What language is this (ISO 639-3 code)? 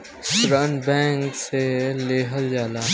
bho